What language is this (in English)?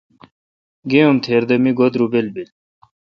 Kalkoti